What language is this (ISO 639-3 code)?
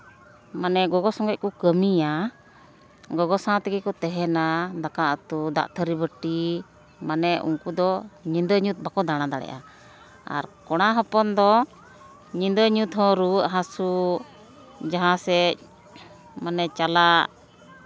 sat